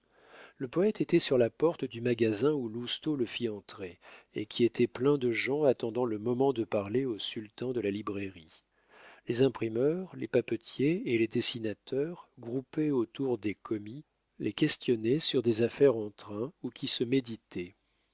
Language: French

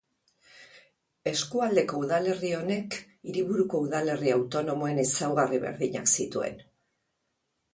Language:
Basque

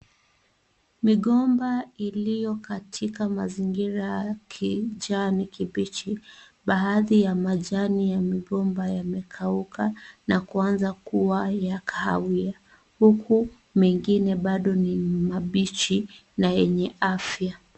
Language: Swahili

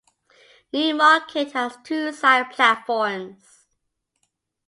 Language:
English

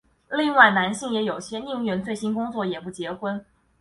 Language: Chinese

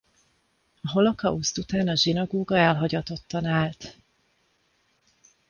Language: Hungarian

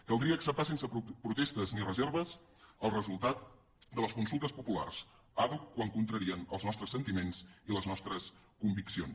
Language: Catalan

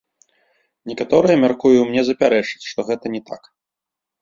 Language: Belarusian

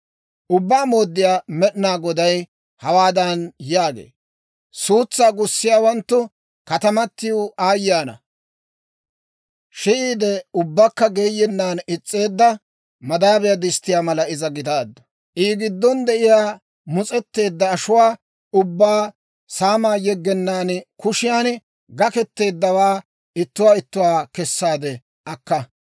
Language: Dawro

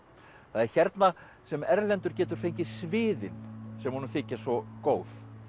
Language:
Icelandic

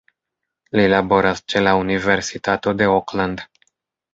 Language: Esperanto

